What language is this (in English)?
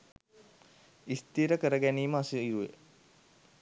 Sinhala